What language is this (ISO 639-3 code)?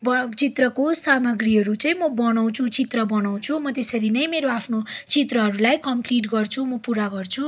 nep